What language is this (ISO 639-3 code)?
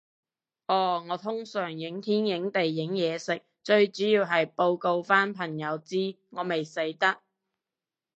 yue